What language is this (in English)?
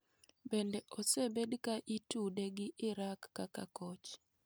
Luo (Kenya and Tanzania)